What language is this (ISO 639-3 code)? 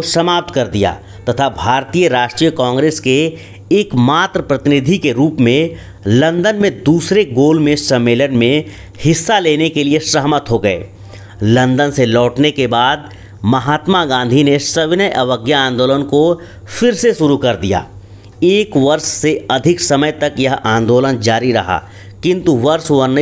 hin